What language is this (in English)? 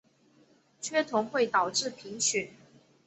Chinese